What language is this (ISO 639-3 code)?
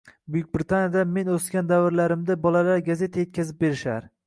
uzb